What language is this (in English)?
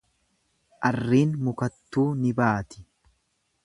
Oromo